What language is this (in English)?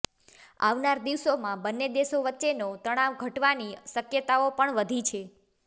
Gujarati